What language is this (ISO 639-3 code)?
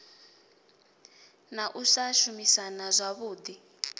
ven